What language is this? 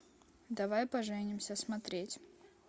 Russian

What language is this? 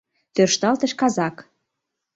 Mari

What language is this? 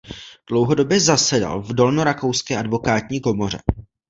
Czech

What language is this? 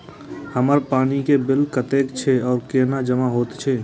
Maithili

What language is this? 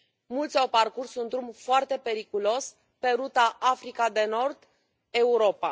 Romanian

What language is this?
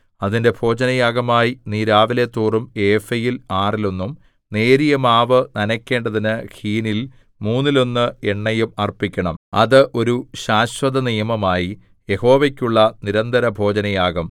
Malayalam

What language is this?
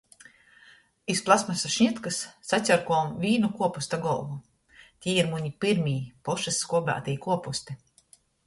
Latgalian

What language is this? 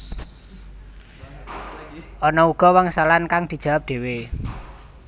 Javanese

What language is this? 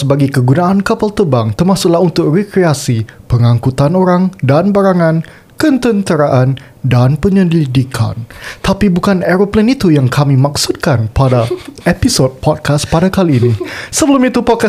Malay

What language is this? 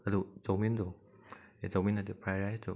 Manipuri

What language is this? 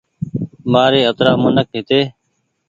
Goaria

